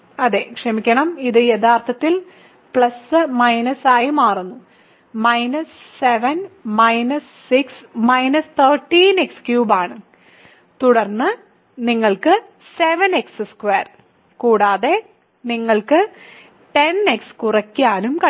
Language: Malayalam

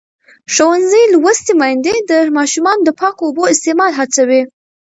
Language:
Pashto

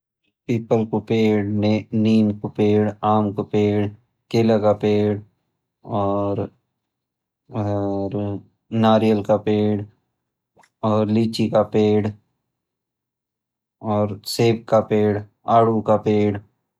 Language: Garhwali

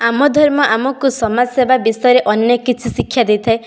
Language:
Odia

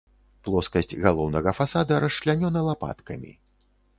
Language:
Belarusian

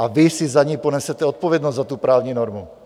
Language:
Czech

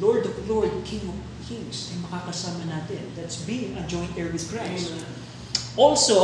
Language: Filipino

